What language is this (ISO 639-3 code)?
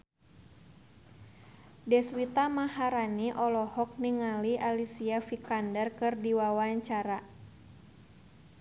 sun